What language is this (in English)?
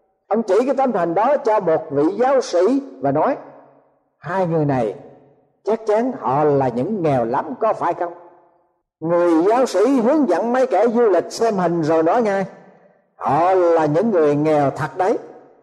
Vietnamese